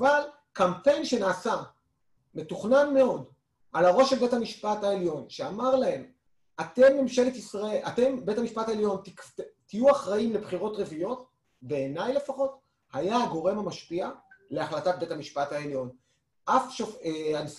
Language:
Hebrew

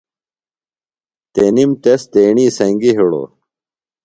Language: Phalura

